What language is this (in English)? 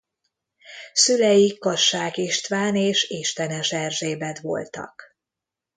Hungarian